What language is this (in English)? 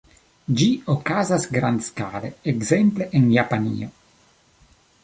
Esperanto